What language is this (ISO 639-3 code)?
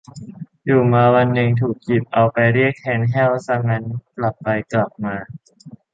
tha